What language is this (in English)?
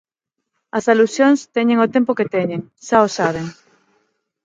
Galician